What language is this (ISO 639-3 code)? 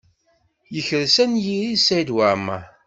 kab